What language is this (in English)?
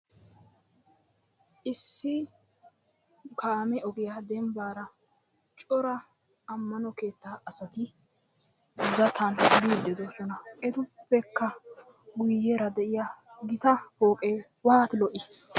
Wolaytta